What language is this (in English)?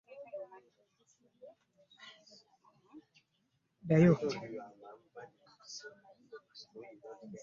Ganda